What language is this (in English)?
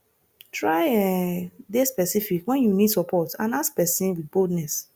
Nigerian Pidgin